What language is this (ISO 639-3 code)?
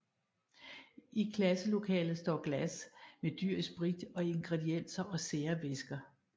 dan